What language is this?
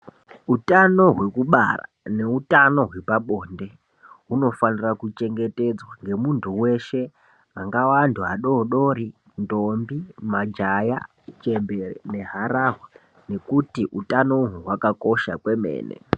Ndau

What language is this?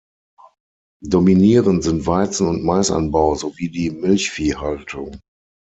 German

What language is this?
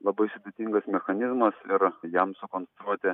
Lithuanian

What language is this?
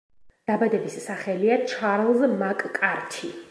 Georgian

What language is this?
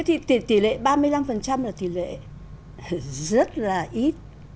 Vietnamese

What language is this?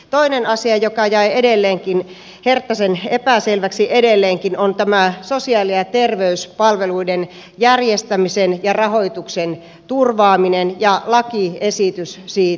Finnish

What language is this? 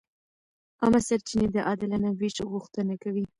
Pashto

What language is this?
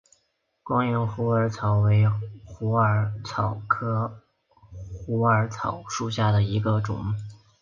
Chinese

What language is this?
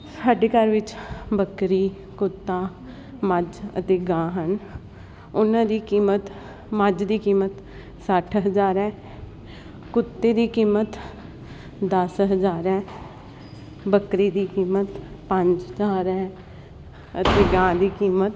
Punjabi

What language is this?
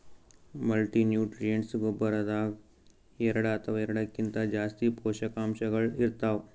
Kannada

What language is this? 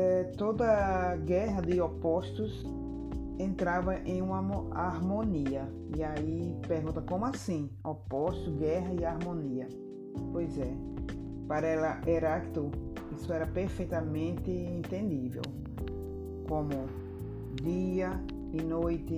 Portuguese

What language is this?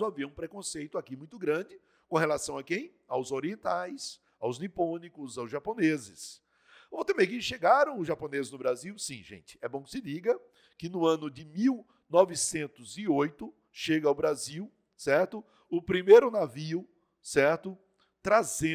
Portuguese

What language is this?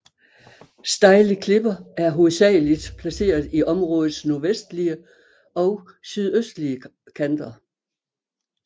Danish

